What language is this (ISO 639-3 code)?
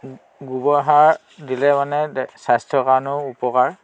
asm